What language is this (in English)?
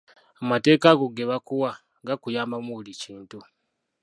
Ganda